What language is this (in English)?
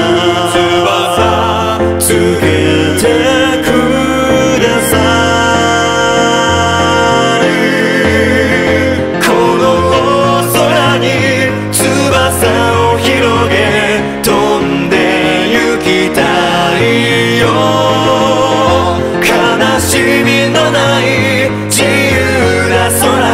Korean